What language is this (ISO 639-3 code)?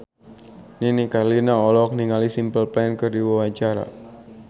sun